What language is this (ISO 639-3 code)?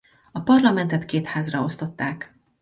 hun